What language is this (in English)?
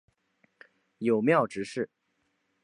Chinese